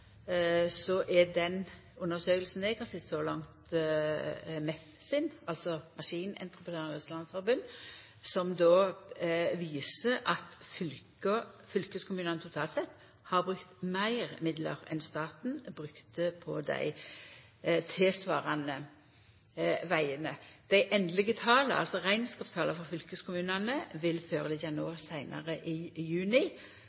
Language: Norwegian Nynorsk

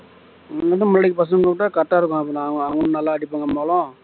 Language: Tamil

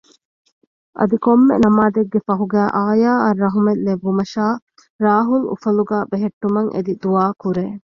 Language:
Divehi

